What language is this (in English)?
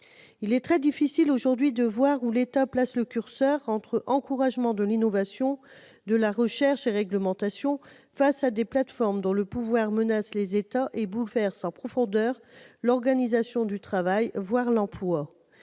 French